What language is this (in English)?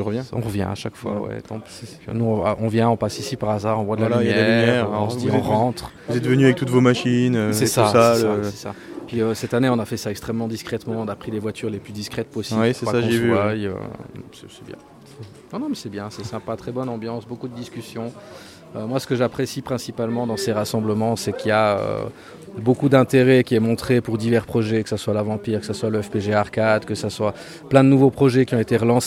French